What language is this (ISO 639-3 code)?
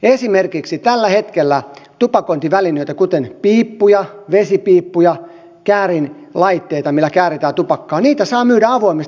fin